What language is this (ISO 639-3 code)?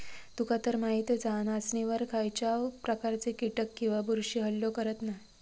mar